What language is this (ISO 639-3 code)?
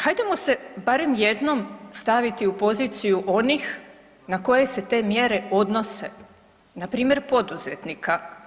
hrv